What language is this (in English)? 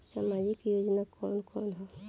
Bhojpuri